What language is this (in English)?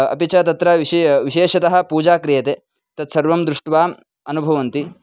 Sanskrit